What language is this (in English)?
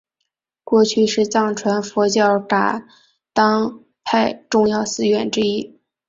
Chinese